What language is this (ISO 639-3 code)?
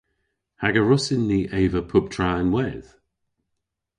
cor